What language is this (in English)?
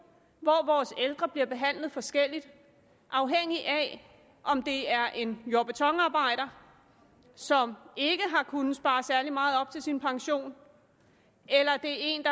Danish